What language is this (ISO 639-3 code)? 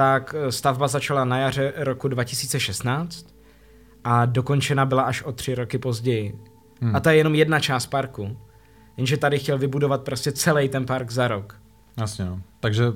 ces